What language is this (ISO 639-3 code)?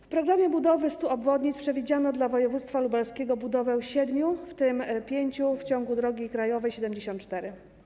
pol